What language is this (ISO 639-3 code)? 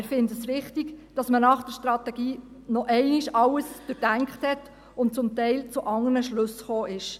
gsw